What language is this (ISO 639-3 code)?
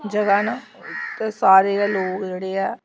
doi